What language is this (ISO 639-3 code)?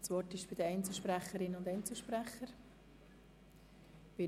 gsw